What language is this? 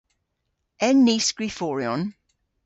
Cornish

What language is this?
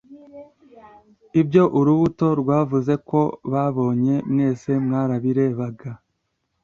Kinyarwanda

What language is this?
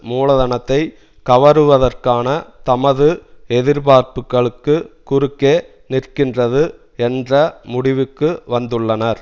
Tamil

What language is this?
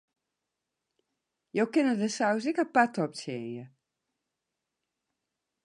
Western Frisian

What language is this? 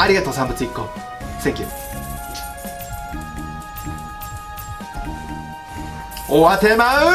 Japanese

